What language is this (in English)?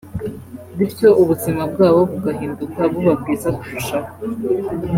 Kinyarwanda